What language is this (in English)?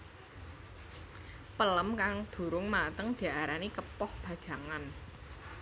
Javanese